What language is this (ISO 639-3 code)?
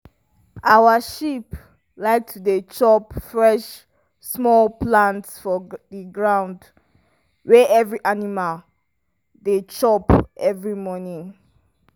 pcm